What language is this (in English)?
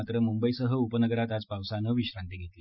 Marathi